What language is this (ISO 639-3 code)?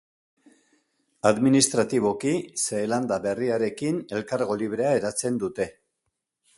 eus